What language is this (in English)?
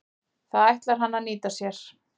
Icelandic